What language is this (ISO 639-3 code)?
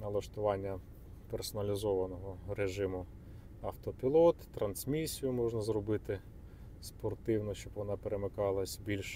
ukr